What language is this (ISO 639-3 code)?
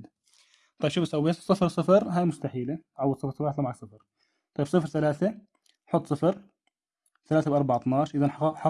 ara